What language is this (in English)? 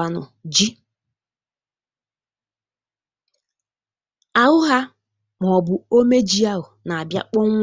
Igbo